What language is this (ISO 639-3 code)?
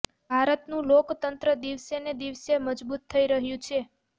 guj